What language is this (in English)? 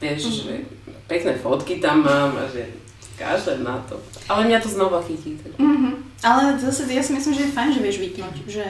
Slovak